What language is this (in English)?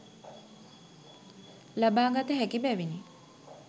Sinhala